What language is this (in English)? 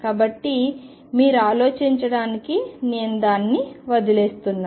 Telugu